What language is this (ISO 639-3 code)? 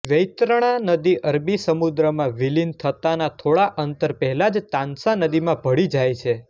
guj